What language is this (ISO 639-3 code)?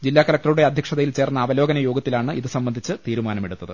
mal